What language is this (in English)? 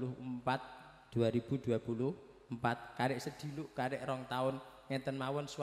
Indonesian